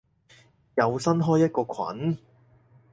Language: Cantonese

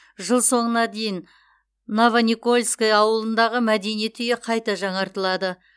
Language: Kazakh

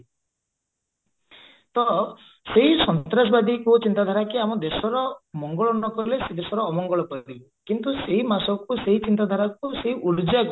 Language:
Odia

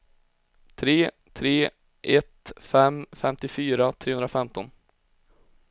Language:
Swedish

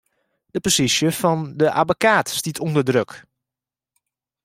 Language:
Western Frisian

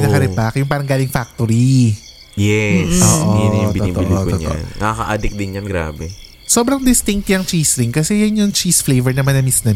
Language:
Filipino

